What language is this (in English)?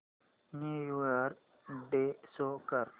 Marathi